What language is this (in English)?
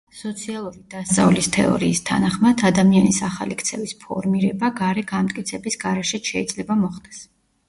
Georgian